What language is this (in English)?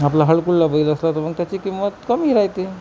Marathi